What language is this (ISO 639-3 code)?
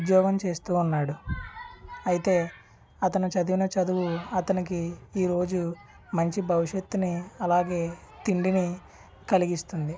tel